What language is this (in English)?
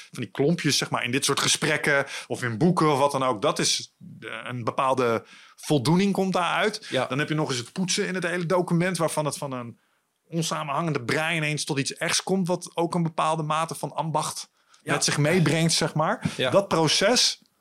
Dutch